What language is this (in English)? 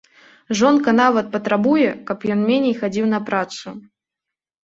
Belarusian